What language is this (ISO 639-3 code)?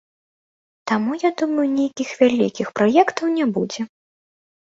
bel